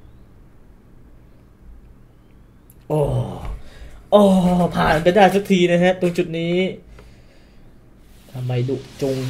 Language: Thai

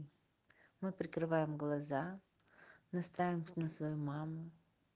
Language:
Russian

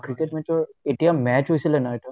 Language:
Assamese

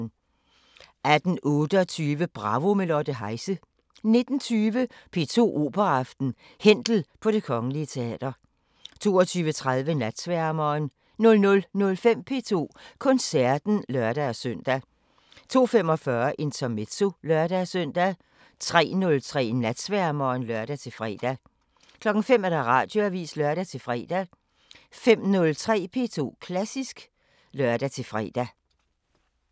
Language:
Danish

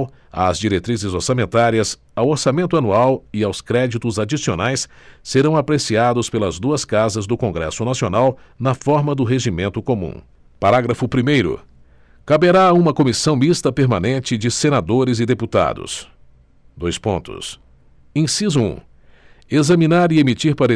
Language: Portuguese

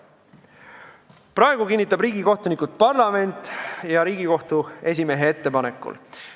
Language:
Estonian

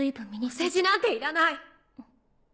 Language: Japanese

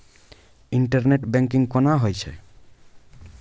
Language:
Maithili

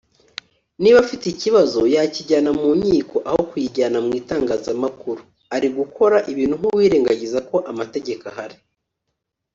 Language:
Kinyarwanda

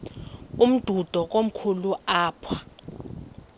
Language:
Xhosa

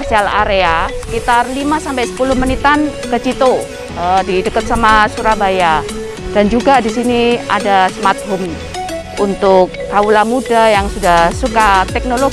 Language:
Indonesian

